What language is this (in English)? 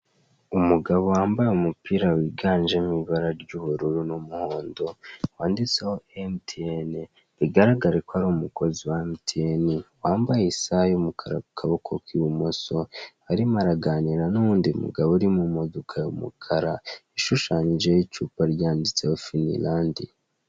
Kinyarwanda